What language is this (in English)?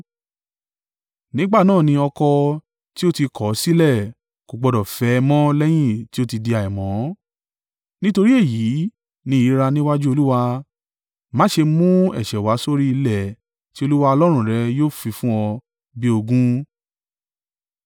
Yoruba